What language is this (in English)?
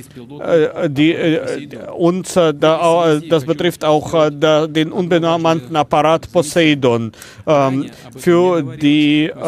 German